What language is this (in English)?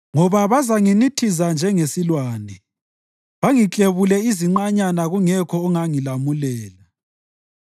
North Ndebele